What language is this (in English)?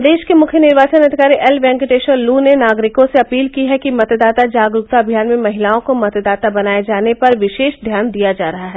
Hindi